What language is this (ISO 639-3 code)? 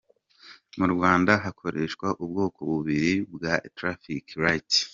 kin